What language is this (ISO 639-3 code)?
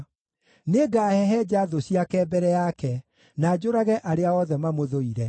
kik